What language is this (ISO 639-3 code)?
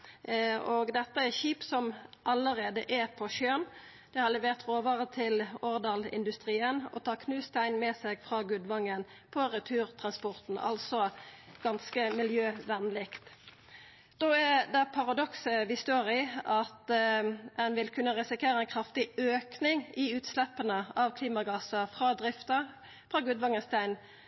nno